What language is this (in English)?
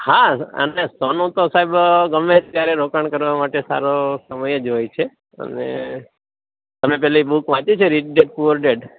Gujarati